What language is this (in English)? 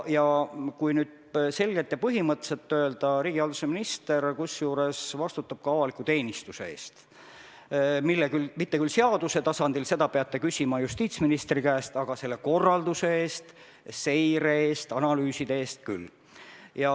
Estonian